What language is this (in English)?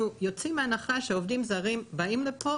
Hebrew